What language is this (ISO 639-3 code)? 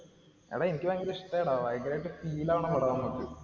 mal